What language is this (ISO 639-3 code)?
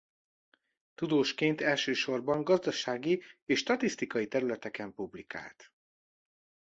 hun